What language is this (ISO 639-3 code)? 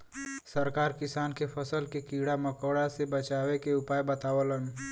bho